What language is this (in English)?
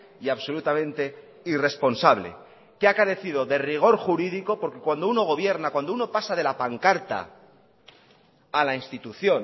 Spanish